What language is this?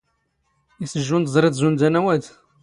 Standard Moroccan Tamazight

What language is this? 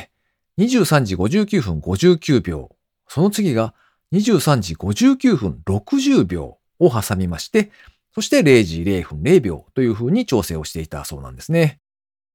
Japanese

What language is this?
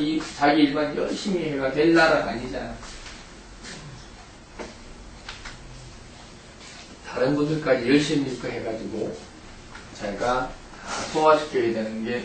Korean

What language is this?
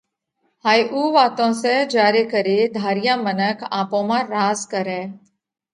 Parkari Koli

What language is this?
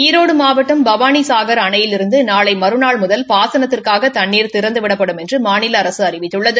Tamil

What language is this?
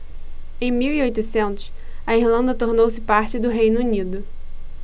Portuguese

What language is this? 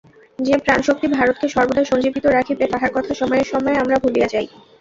Bangla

